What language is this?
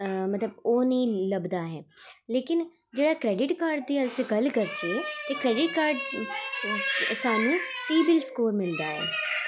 Dogri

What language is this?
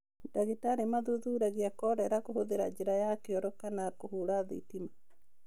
Kikuyu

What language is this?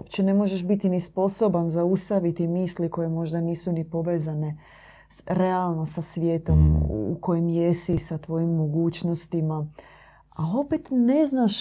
Croatian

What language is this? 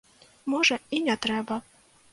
Belarusian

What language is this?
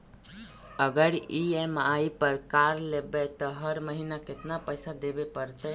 Magahi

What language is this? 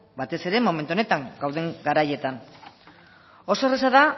Basque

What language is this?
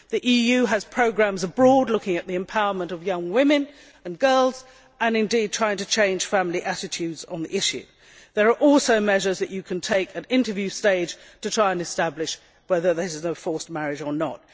English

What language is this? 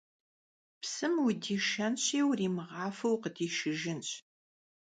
Kabardian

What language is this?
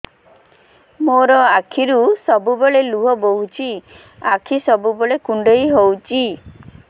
Odia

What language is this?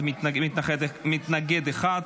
Hebrew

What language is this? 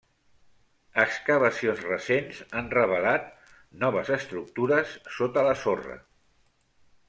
Catalan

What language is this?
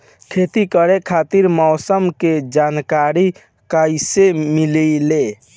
Bhojpuri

